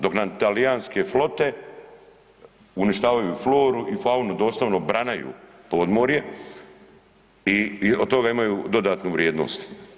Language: Croatian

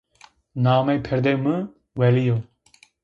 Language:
Zaza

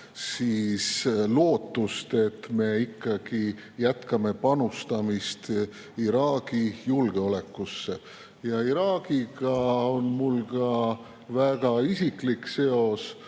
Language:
Estonian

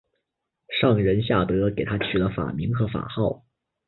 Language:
Chinese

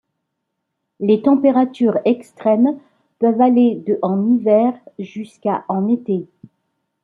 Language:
French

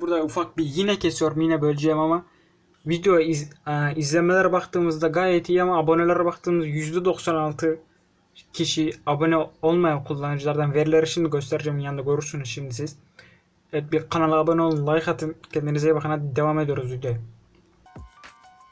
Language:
Turkish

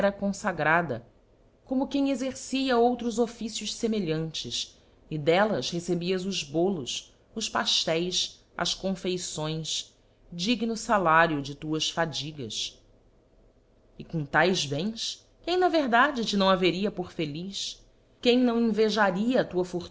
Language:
Portuguese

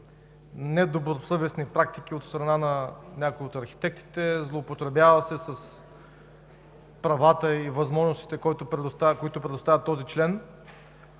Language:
Bulgarian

